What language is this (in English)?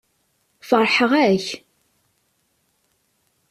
Kabyle